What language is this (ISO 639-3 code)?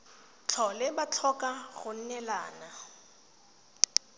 tsn